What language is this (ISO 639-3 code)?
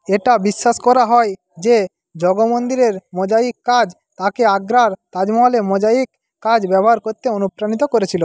ben